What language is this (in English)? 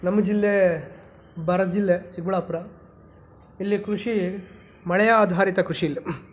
Kannada